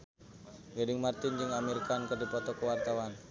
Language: Sundanese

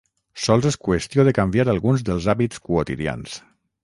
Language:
Catalan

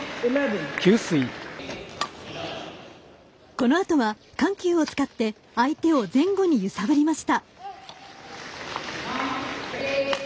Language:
Japanese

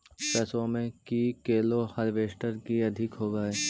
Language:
Magahi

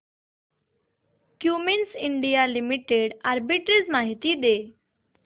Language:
Marathi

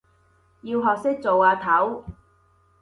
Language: Cantonese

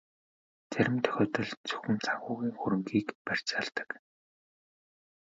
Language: Mongolian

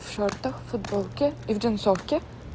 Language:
Russian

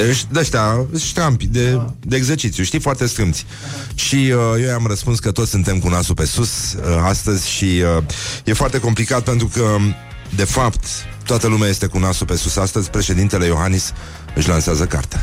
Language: Romanian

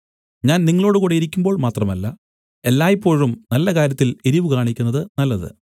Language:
Malayalam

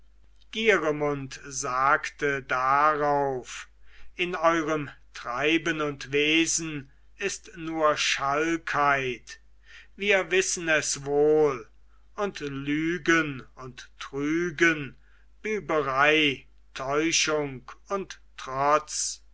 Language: German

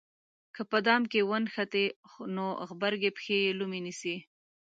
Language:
Pashto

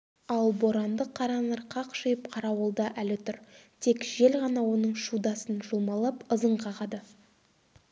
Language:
Kazakh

